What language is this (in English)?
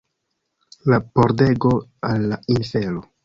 Esperanto